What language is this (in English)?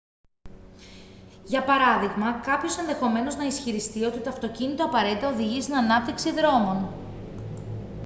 Greek